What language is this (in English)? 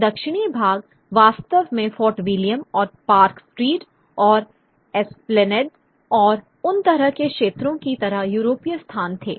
Hindi